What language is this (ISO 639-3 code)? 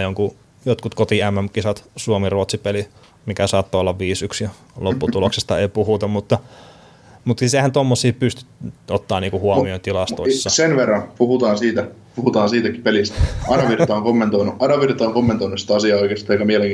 fin